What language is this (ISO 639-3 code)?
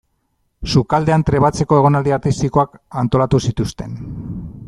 eus